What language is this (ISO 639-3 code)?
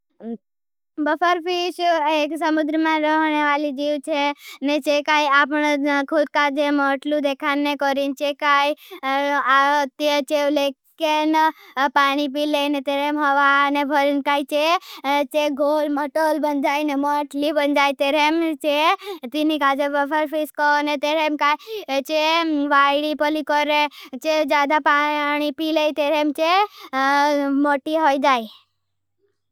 bhb